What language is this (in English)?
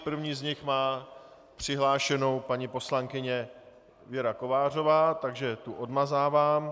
Czech